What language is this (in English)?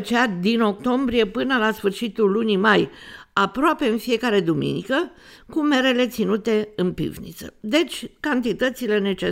Romanian